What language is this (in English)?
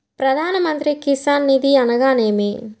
Telugu